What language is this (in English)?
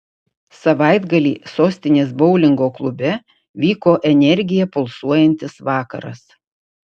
Lithuanian